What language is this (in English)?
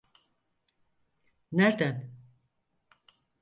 Turkish